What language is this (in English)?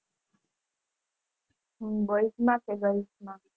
Gujarati